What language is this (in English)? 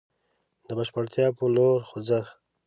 Pashto